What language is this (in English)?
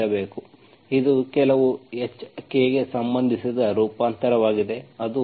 Kannada